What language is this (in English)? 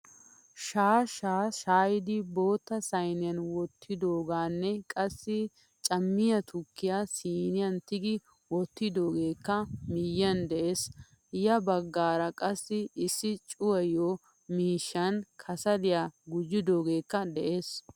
Wolaytta